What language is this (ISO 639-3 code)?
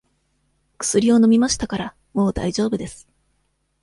jpn